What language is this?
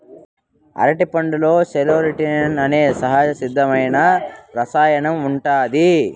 Telugu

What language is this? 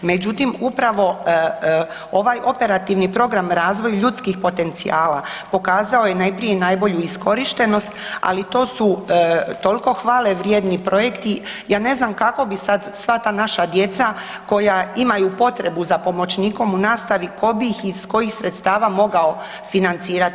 Croatian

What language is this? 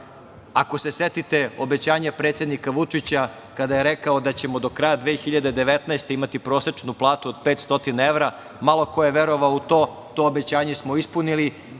Serbian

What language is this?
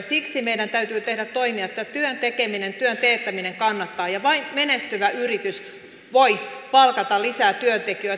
Finnish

